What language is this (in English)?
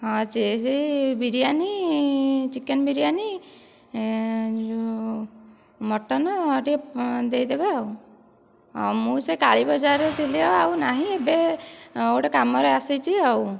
Odia